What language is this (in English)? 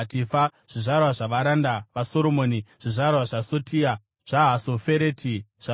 Shona